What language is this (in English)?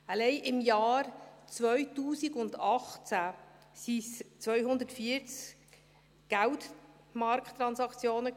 Swiss German